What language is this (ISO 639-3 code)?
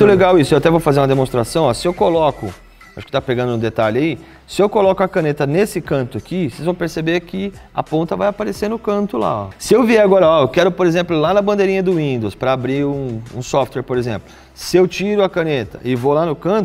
por